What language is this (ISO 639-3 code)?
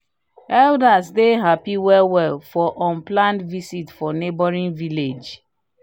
pcm